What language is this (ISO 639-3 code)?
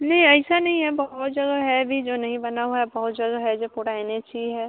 hin